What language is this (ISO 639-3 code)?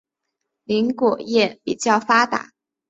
zho